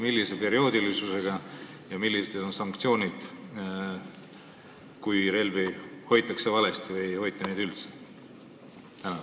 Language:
Estonian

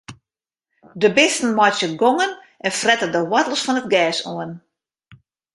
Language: Western Frisian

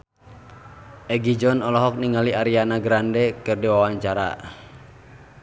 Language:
Sundanese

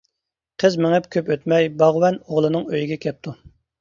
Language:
Uyghur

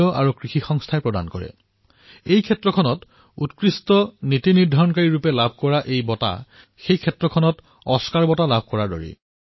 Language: Assamese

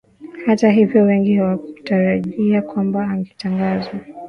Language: Swahili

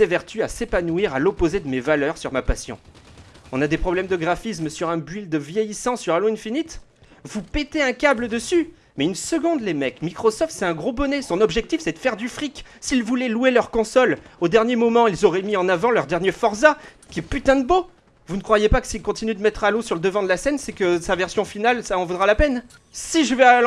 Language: French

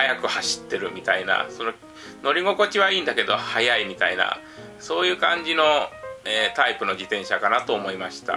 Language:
Japanese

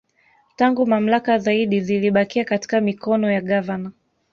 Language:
Swahili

